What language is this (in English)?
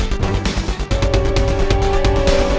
Indonesian